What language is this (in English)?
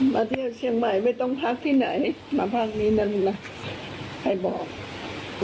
Thai